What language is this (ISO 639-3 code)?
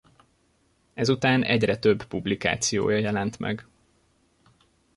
hun